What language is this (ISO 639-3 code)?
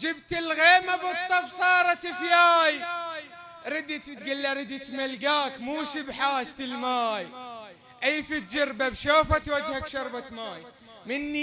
ara